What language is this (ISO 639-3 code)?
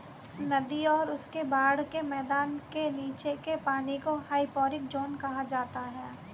hin